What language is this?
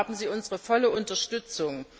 German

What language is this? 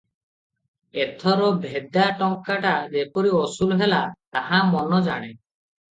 Odia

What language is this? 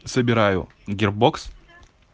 Russian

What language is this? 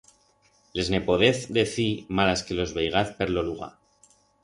Aragonese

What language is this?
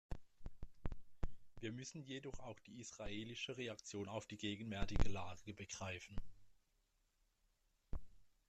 German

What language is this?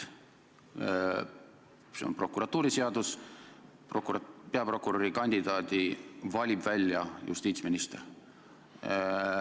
Estonian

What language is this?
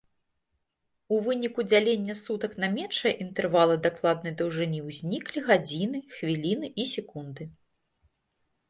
Belarusian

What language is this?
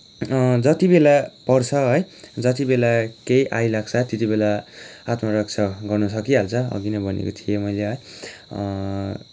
Nepali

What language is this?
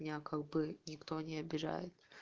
Russian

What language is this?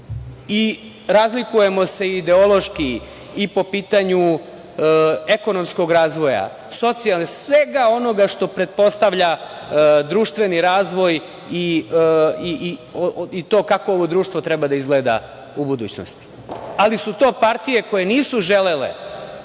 Serbian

